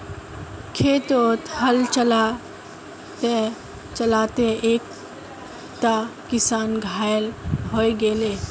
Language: Magahi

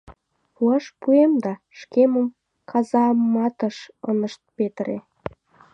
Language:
Mari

